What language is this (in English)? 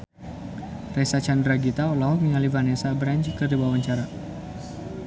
Sundanese